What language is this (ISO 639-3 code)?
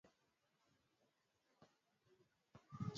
swa